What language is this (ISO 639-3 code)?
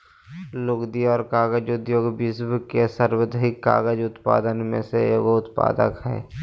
mag